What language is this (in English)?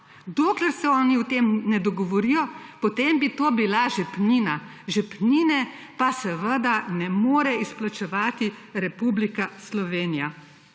Slovenian